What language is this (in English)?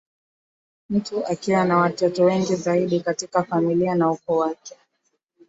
Swahili